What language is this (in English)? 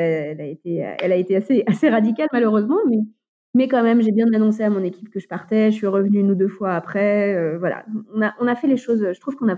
French